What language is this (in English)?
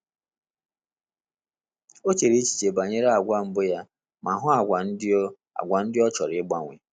Igbo